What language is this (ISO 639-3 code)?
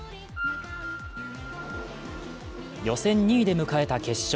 jpn